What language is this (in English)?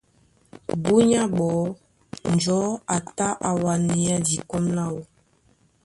Duala